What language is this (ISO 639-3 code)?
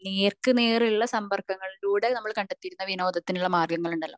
mal